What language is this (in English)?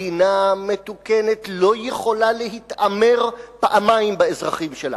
Hebrew